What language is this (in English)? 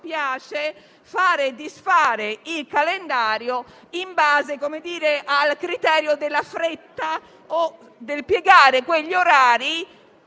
Italian